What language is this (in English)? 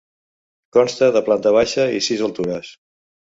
Catalan